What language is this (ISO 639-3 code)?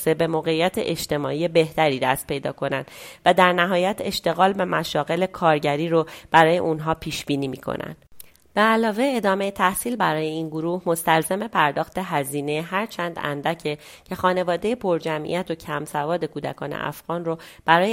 fas